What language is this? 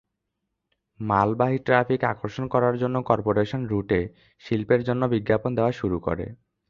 Bangla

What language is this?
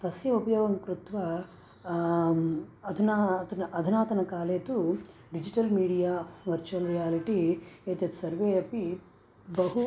Sanskrit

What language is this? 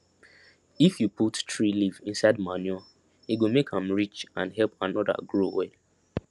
Nigerian Pidgin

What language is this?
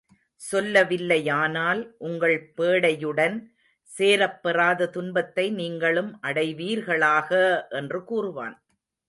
Tamil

